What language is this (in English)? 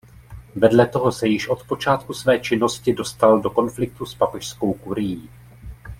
Czech